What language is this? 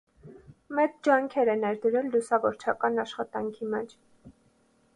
Armenian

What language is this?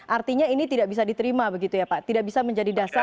Indonesian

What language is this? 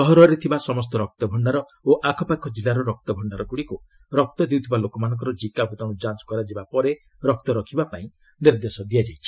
Odia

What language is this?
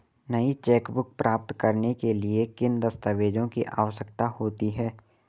Hindi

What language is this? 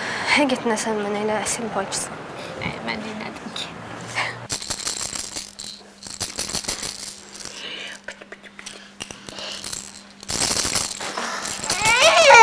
Turkish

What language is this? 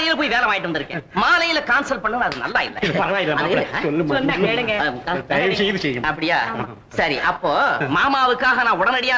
Indonesian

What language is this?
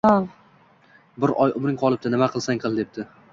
Uzbek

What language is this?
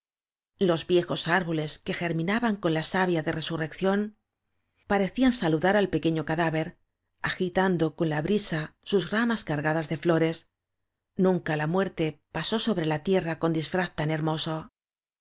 Spanish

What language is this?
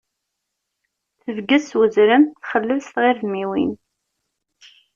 Kabyle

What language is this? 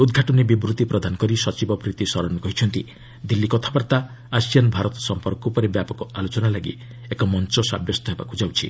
Odia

